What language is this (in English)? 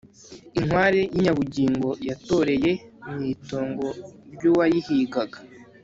Kinyarwanda